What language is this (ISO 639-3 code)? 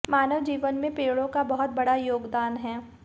hin